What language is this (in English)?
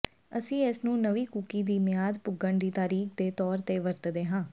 Punjabi